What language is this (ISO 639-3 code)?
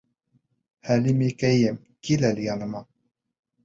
bak